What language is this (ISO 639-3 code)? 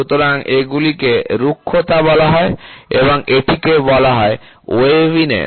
ben